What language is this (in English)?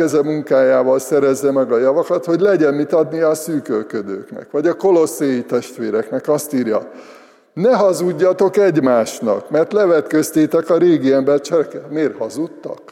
Hungarian